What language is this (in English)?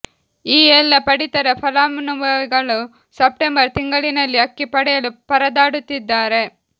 Kannada